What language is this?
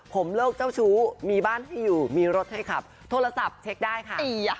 Thai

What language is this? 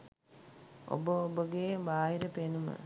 Sinhala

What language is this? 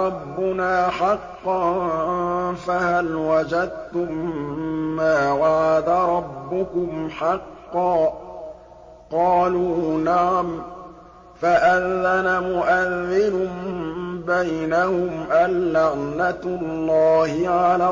Arabic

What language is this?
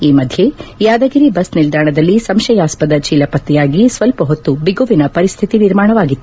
Kannada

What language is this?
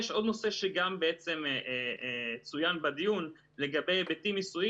Hebrew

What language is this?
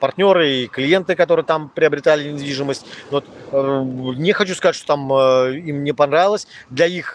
Russian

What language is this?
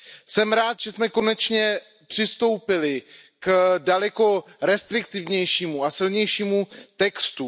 Czech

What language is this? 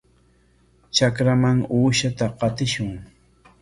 Corongo Ancash Quechua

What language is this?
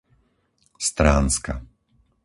Slovak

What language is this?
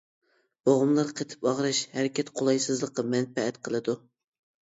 Uyghur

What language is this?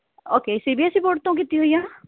Punjabi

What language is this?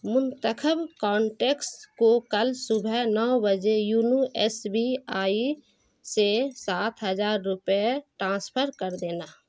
Urdu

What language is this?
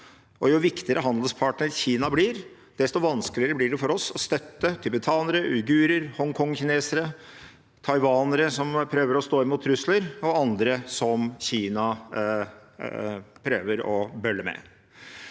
Norwegian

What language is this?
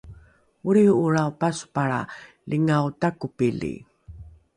Rukai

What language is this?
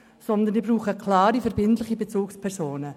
Swiss German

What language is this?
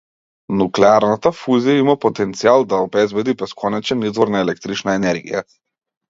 Macedonian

